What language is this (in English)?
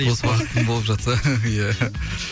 Kazakh